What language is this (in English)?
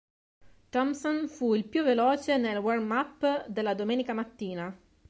Italian